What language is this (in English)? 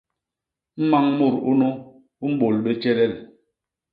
Basaa